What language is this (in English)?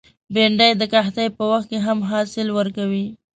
Pashto